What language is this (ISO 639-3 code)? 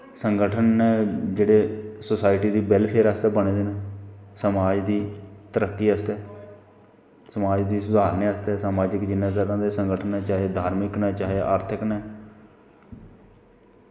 doi